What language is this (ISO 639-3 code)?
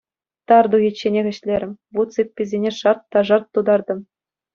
chv